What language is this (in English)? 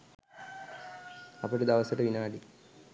Sinhala